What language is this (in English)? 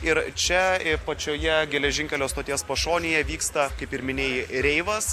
Lithuanian